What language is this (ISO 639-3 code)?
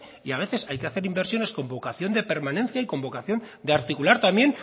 spa